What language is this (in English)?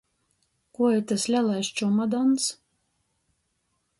Latgalian